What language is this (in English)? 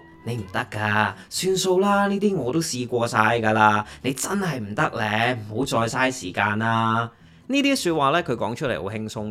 Chinese